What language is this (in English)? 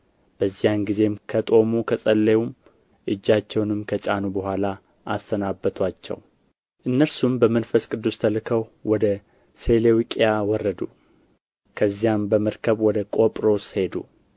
Amharic